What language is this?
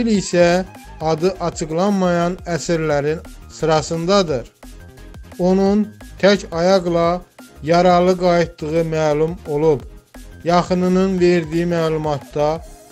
Turkish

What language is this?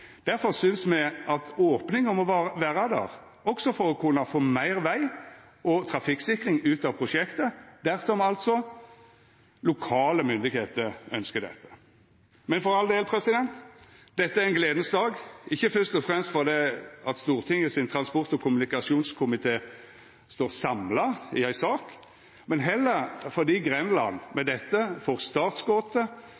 Norwegian Nynorsk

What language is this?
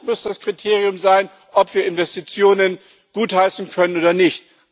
German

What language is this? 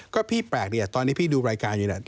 Thai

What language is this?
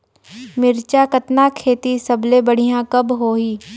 Chhattisgarhi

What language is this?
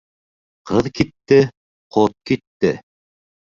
Bashkir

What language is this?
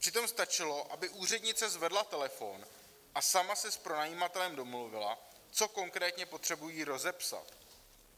Czech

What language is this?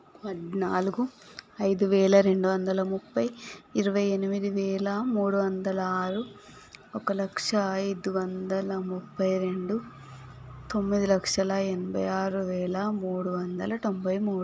Telugu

